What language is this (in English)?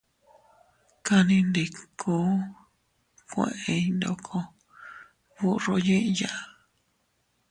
Teutila Cuicatec